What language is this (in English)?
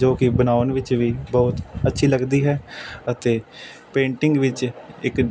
Punjabi